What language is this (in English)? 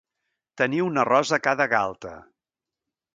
Catalan